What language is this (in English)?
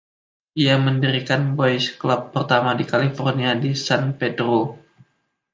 Indonesian